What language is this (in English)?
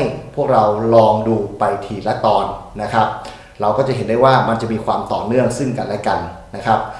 Thai